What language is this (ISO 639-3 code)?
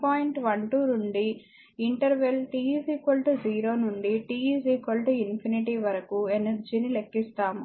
tel